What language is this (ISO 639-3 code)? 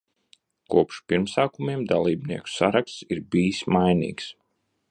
lav